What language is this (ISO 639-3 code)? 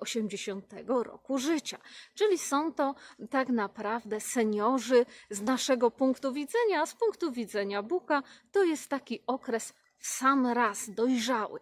pol